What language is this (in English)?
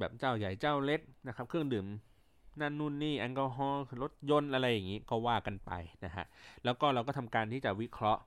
Thai